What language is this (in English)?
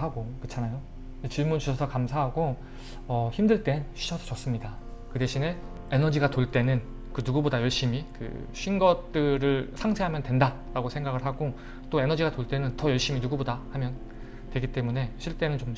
Korean